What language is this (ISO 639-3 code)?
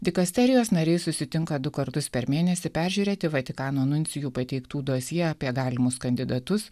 lit